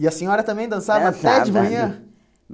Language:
Portuguese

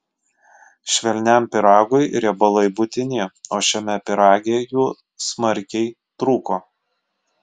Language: Lithuanian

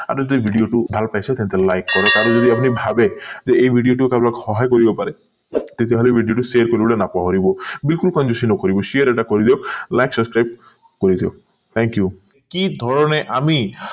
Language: Assamese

